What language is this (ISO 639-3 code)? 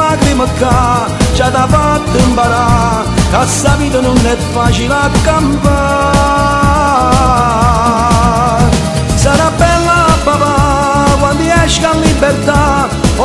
ron